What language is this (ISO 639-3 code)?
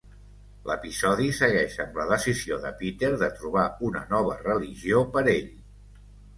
cat